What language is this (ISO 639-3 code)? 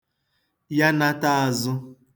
ibo